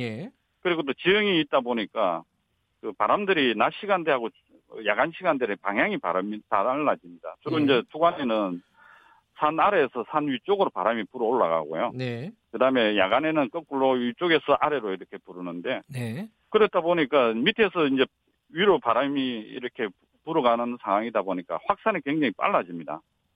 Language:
Korean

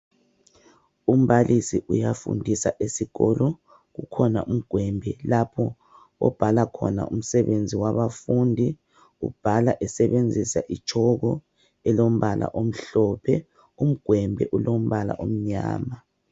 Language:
North Ndebele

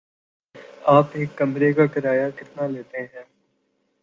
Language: Urdu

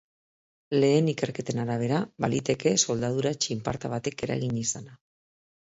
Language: Basque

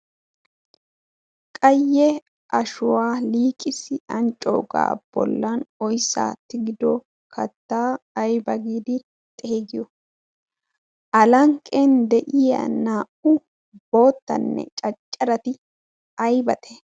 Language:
Wolaytta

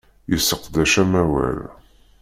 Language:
Kabyle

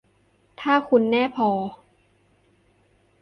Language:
Thai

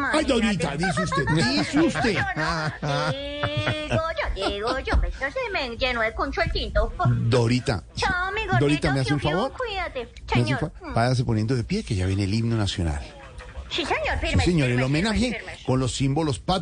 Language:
Spanish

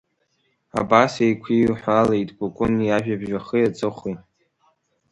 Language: Abkhazian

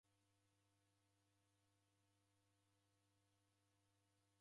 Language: Taita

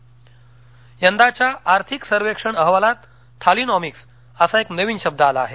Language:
Marathi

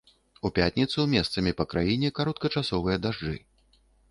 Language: Belarusian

